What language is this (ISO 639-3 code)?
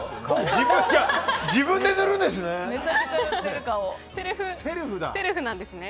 jpn